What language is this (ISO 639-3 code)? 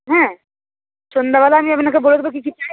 ben